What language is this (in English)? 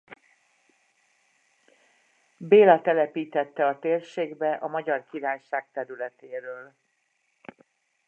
Hungarian